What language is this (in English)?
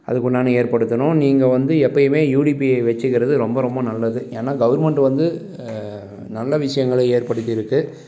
Tamil